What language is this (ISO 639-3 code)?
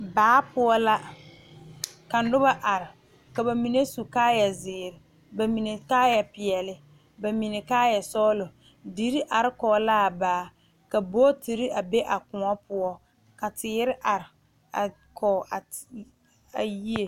dga